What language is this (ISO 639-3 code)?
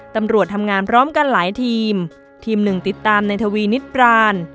tha